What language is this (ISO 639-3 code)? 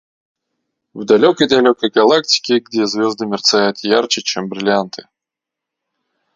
rus